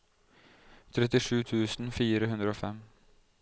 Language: Norwegian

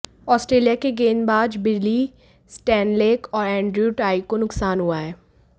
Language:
Hindi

